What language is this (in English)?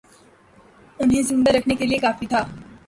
Urdu